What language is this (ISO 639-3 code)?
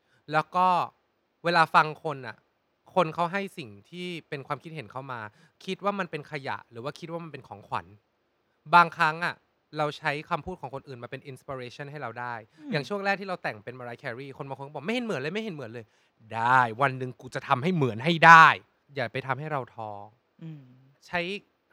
tha